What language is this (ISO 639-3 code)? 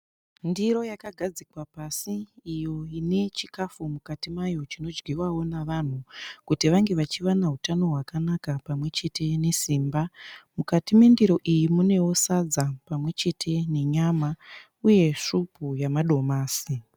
sna